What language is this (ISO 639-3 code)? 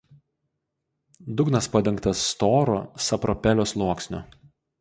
lit